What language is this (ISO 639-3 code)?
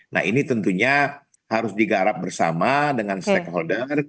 ind